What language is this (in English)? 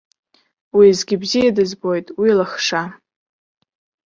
Abkhazian